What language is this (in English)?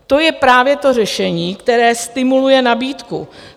Czech